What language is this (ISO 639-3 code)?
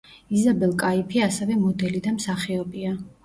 kat